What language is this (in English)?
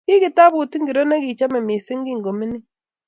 Kalenjin